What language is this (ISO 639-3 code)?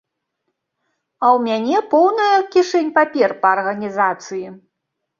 bel